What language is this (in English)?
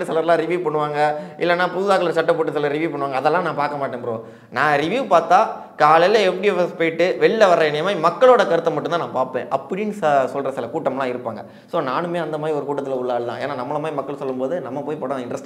Tamil